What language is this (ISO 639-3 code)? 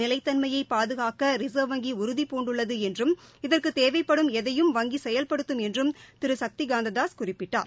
tam